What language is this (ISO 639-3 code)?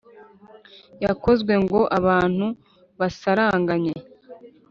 kin